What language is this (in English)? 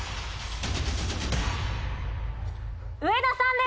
Japanese